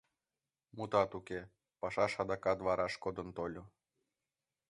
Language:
Mari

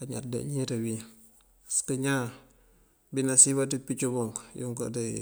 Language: Mandjak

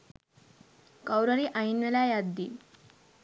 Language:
Sinhala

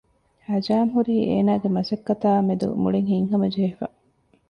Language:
Divehi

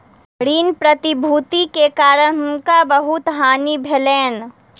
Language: Maithili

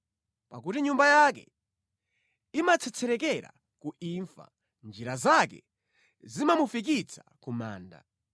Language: Nyanja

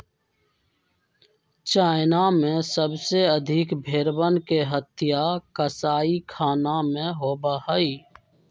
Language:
Magahi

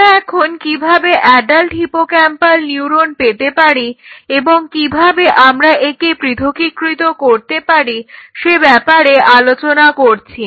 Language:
Bangla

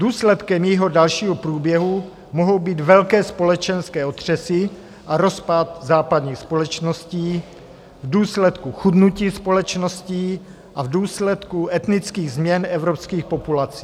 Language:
Czech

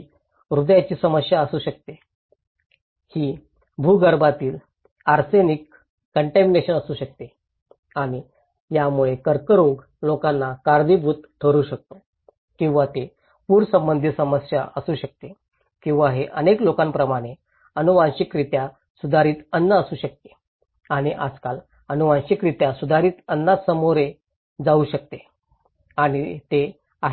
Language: Marathi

